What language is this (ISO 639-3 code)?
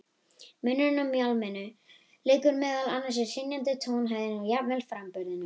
isl